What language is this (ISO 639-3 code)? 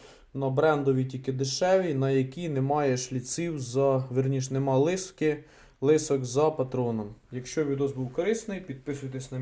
ukr